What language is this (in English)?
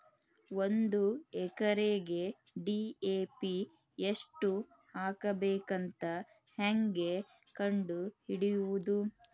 Kannada